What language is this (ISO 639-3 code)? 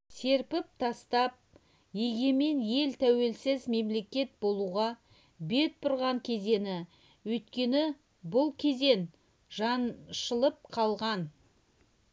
kaz